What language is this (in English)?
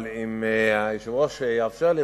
Hebrew